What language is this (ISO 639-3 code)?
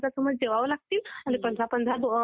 mar